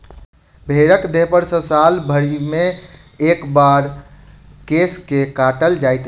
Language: Maithili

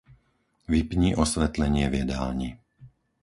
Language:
Slovak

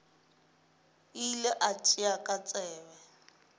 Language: Northern Sotho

